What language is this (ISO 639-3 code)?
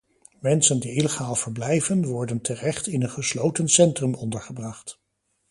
nld